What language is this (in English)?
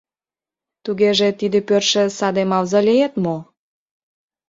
Mari